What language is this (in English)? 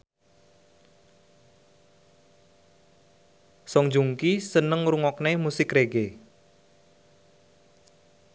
Javanese